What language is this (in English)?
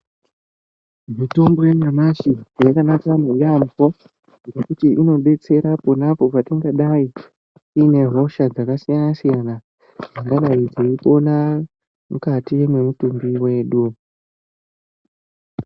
Ndau